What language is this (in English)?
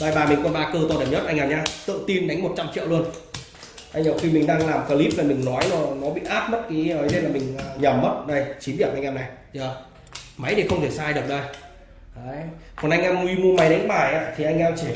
Vietnamese